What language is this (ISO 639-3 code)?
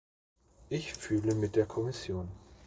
deu